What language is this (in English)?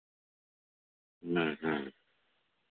Santali